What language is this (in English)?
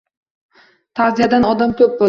Uzbek